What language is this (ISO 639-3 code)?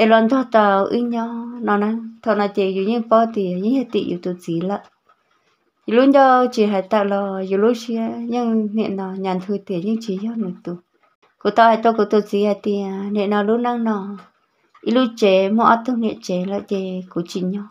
vie